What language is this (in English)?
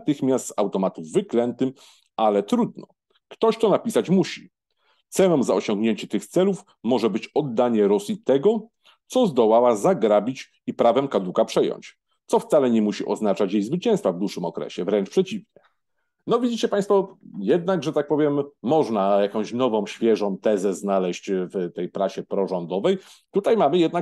Polish